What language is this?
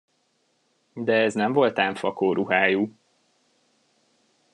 Hungarian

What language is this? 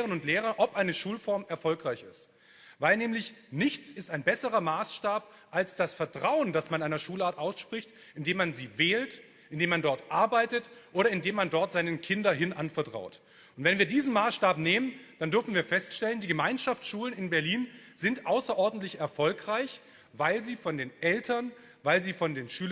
German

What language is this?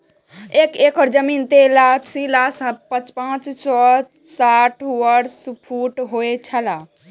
Maithili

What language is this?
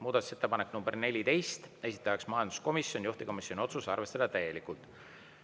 Estonian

